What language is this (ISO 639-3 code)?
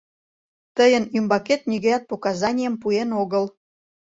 chm